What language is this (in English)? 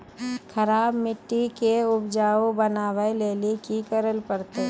Maithili